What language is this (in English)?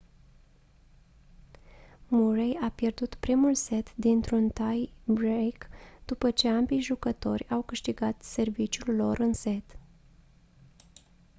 Romanian